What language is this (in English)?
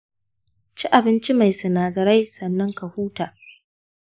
Hausa